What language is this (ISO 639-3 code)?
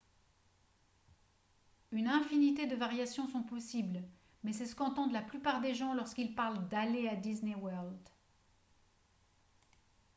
fra